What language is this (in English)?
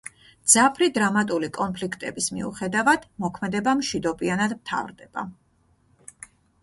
Georgian